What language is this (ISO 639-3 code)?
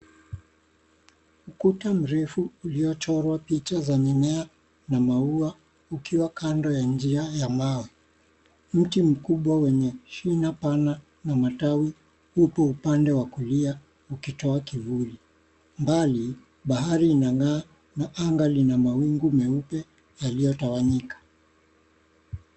swa